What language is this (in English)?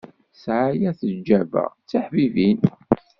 Kabyle